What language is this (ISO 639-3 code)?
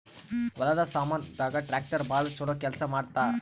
kan